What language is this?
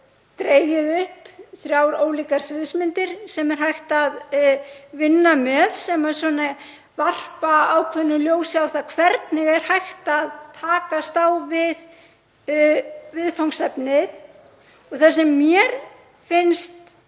Icelandic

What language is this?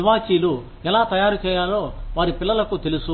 Telugu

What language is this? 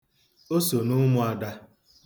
Igbo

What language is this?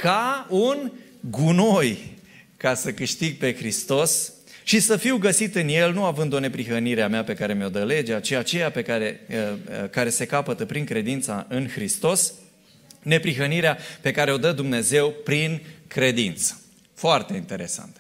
Romanian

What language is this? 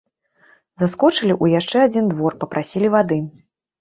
Belarusian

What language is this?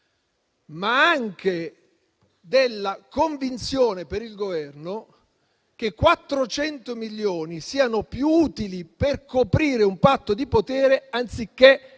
Italian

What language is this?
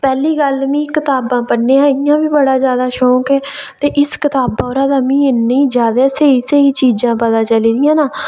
Dogri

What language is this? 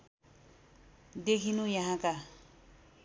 Nepali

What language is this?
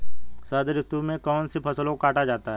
Hindi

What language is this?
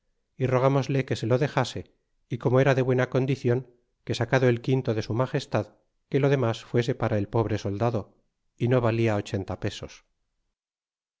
Spanish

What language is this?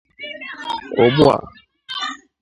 Igbo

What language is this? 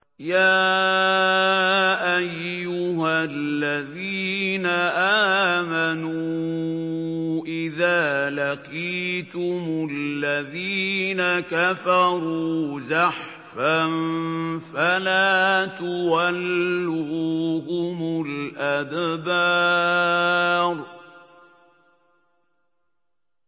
Arabic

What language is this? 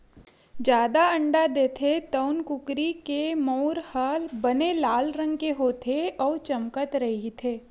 Chhattisgarhi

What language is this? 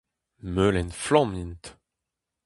Breton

